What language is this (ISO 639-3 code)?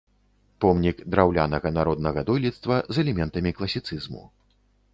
bel